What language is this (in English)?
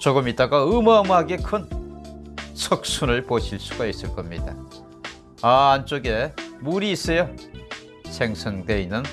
Korean